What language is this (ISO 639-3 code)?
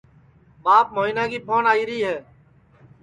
ssi